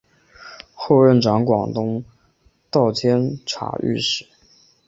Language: Chinese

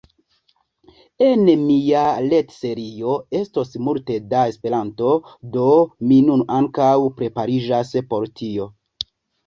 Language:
Esperanto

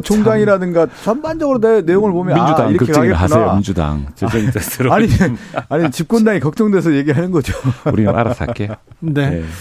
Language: Korean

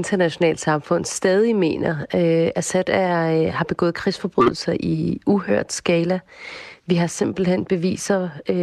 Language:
Danish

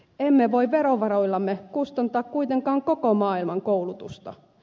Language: Finnish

